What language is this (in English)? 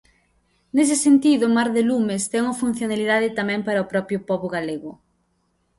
Galician